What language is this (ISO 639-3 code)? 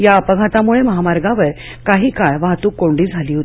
mar